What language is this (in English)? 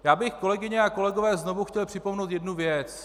Czech